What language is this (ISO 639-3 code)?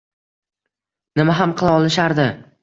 uzb